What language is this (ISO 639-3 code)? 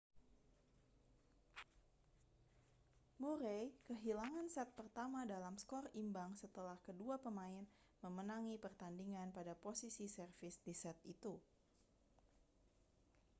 ind